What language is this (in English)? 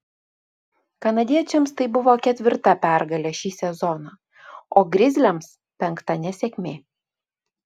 Lithuanian